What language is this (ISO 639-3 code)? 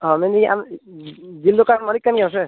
sat